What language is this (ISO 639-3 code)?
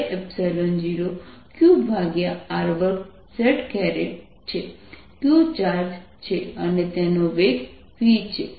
guj